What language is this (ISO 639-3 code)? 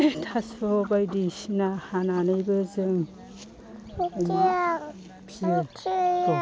brx